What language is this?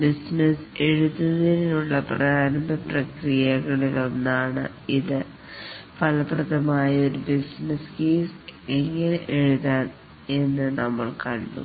Malayalam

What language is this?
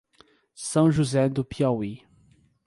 Portuguese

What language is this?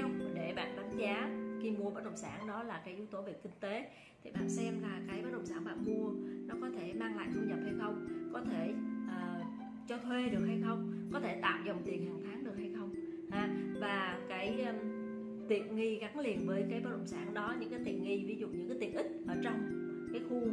Vietnamese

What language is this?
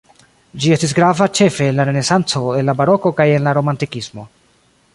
Esperanto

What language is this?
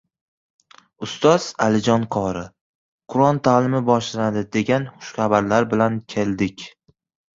Uzbek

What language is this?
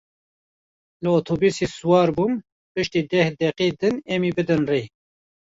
Kurdish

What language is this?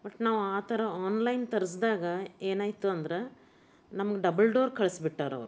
Kannada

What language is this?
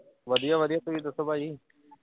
Punjabi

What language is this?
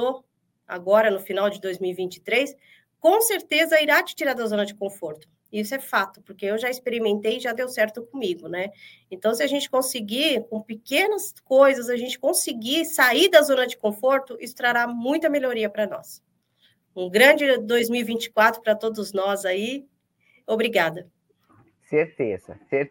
Portuguese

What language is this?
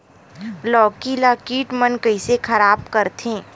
Chhattisgarhi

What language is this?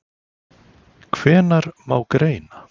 Icelandic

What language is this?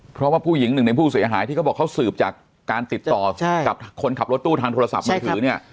Thai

